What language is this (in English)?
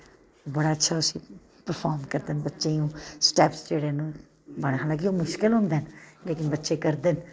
Dogri